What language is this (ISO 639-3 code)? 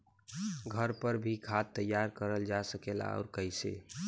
bho